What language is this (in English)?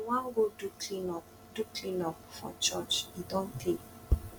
Nigerian Pidgin